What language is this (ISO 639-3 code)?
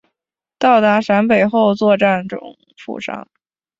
zho